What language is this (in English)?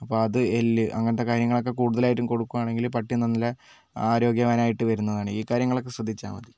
Malayalam